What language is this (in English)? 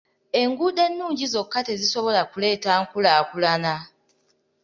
Ganda